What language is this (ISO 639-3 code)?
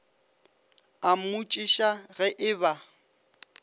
nso